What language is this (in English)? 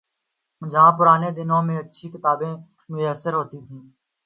Urdu